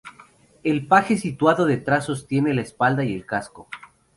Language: Spanish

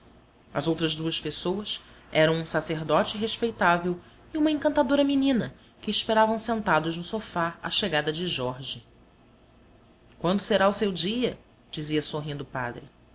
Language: Portuguese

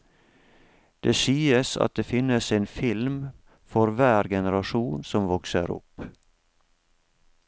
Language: Norwegian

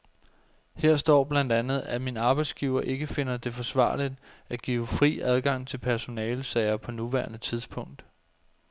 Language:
Danish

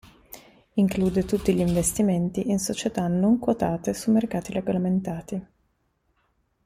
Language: Italian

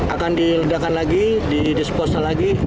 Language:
Indonesian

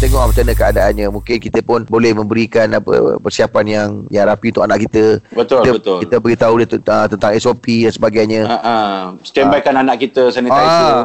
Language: Malay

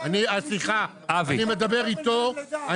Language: Hebrew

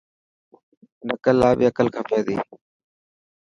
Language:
Dhatki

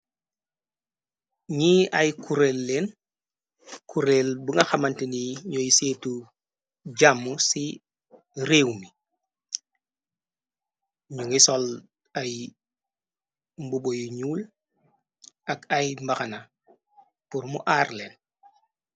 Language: Wolof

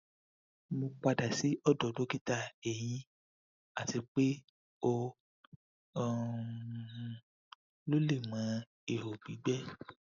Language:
Yoruba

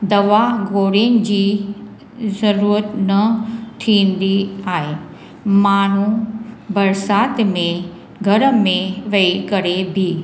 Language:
Sindhi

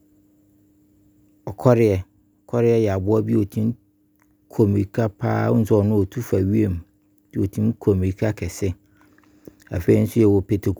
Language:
Abron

